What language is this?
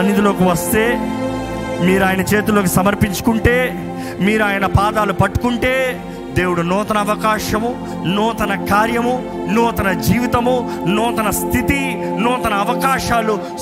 Telugu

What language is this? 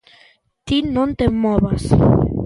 Galician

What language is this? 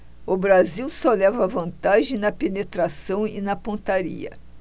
Portuguese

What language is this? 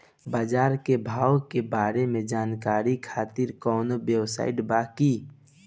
Bhojpuri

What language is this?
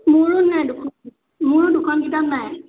Assamese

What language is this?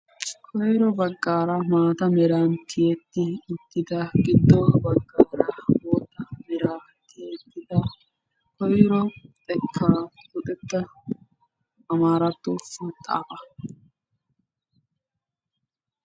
Wolaytta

